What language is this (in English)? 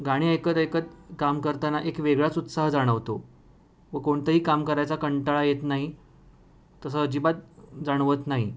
Marathi